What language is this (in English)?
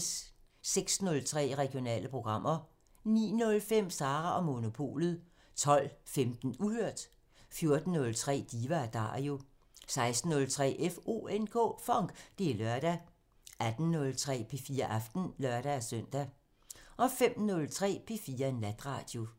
Danish